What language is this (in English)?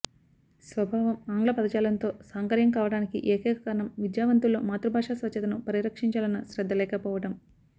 Telugu